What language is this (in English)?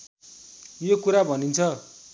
Nepali